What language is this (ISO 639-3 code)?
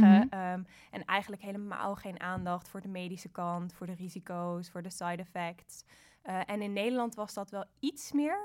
nld